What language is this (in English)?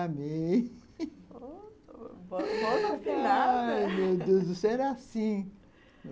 Portuguese